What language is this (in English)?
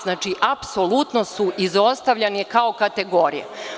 Serbian